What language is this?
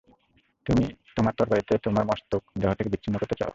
Bangla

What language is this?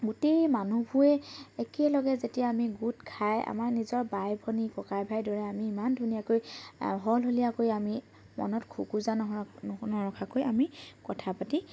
Assamese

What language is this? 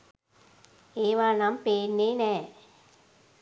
Sinhala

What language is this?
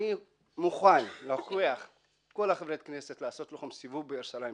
Hebrew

